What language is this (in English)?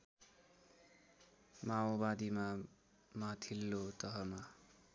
Nepali